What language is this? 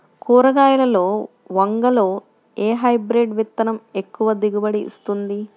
Telugu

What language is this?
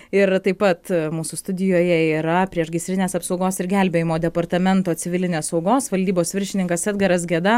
Lithuanian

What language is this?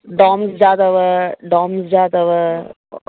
Sindhi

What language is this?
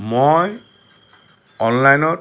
Assamese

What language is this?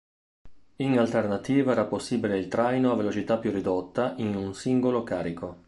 Italian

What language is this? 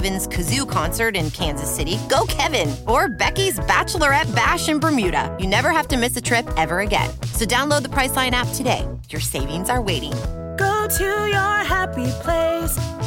Thai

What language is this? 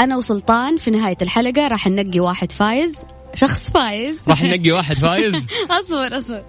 Arabic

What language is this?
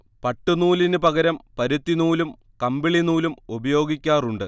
Malayalam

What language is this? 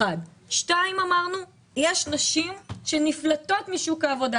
Hebrew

